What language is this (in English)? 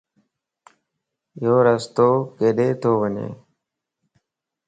Lasi